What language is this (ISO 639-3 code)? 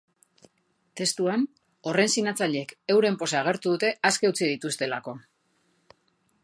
eus